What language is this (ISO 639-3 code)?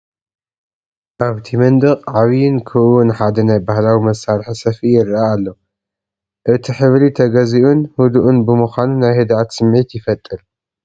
tir